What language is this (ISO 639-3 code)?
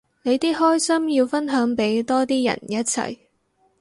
yue